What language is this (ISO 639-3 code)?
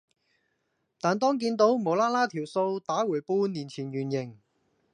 yue